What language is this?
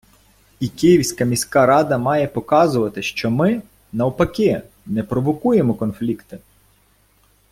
Ukrainian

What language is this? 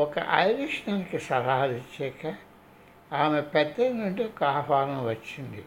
Telugu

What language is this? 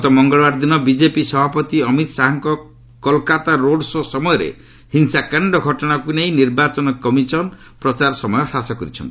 Odia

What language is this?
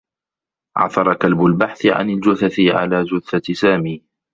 Arabic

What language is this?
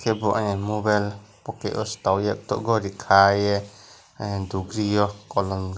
Kok Borok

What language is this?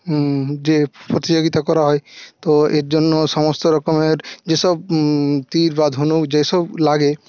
Bangla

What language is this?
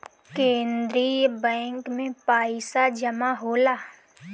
Bhojpuri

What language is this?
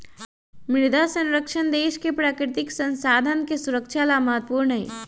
Magahi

